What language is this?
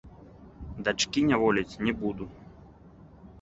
Belarusian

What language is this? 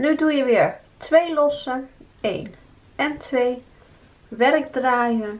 Dutch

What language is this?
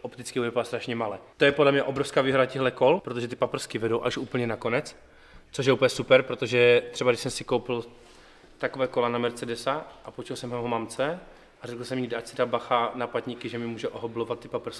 Czech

